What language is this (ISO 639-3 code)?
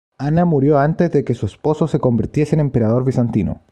spa